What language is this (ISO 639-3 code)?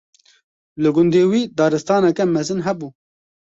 kur